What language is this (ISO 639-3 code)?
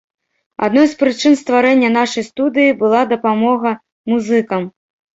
bel